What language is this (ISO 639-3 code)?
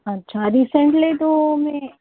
mar